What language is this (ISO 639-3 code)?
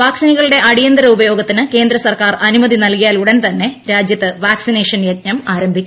mal